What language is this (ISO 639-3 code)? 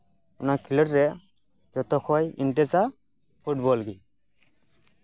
sat